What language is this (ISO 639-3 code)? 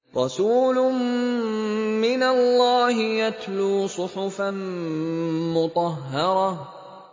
ara